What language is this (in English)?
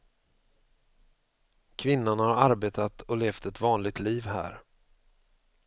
Swedish